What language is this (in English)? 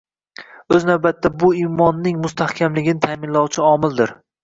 Uzbek